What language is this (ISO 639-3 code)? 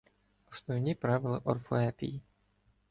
ukr